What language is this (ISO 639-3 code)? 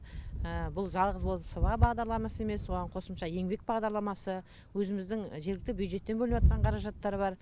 kaz